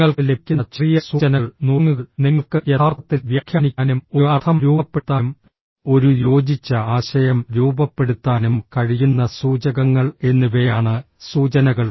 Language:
Malayalam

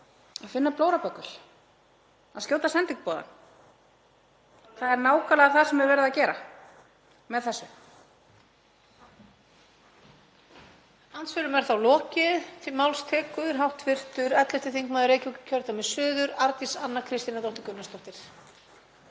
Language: Icelandic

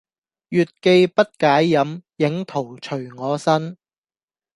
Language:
Cantonese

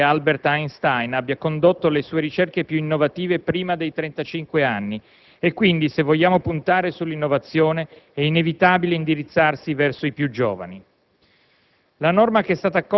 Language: Italian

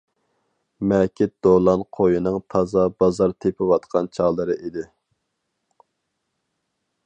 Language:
Uyghur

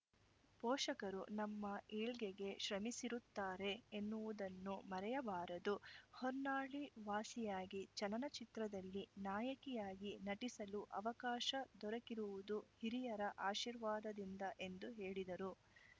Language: Kannada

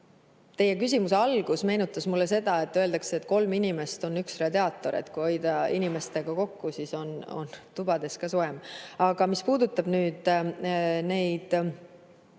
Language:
Estonian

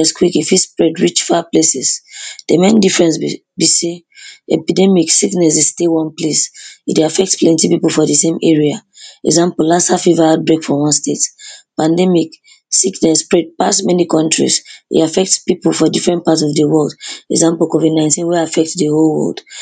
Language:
Nigerian Pidgin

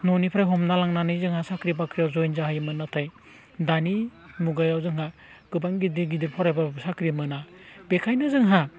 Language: Bodo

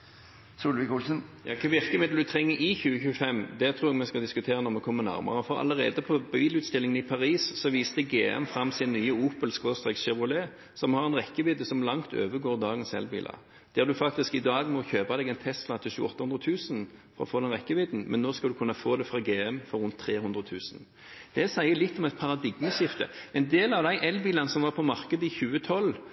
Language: Norwegian Bokmål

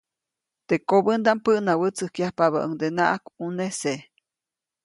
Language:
Copainalá Zoque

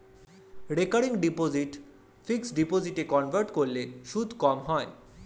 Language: Bangla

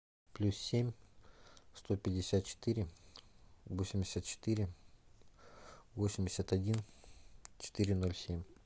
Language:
Russian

